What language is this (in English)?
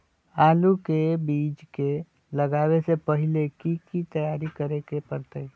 Magahi